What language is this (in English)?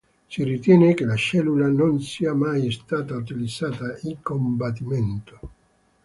Italian